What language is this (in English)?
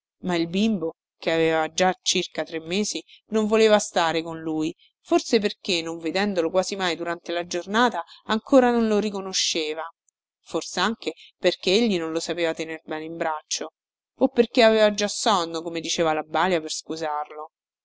Italian